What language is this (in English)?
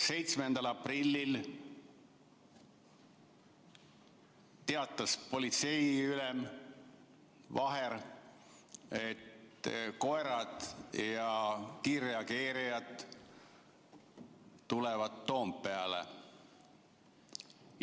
Estonian